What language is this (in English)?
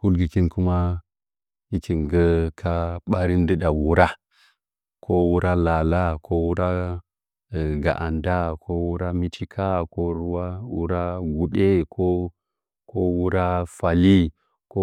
Nzanyi